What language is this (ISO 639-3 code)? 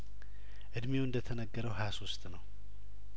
amh